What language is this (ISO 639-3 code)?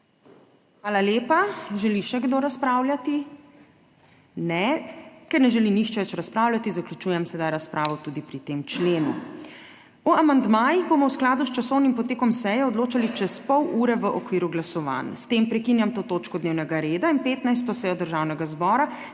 slv